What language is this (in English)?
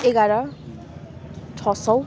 Nepali